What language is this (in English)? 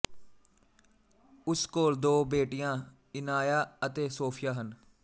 Punjabi